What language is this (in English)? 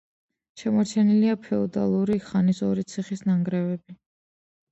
Georgian